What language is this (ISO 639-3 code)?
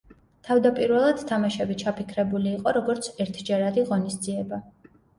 kat